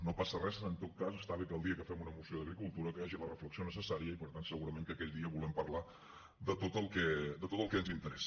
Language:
Catalan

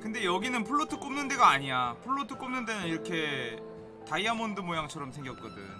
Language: Korean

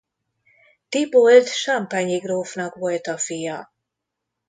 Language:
Hungarian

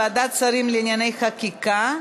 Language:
Hebrew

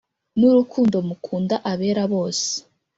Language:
Kinyarwanda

